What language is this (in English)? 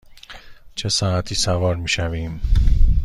Persian